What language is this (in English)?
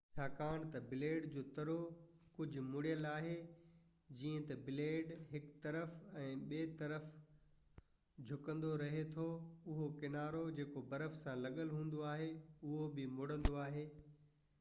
Sindhi